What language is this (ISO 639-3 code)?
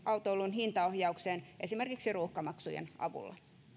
fin